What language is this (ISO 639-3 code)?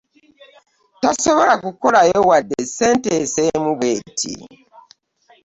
lug